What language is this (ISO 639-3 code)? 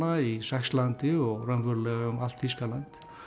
isl